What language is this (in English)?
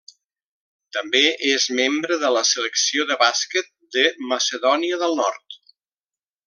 Catalan